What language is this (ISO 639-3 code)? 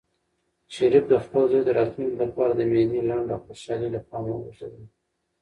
pus